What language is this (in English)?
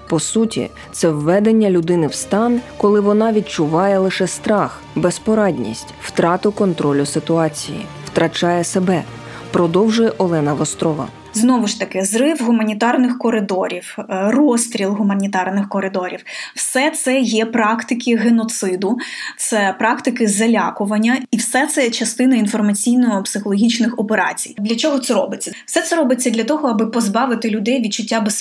Ukrainian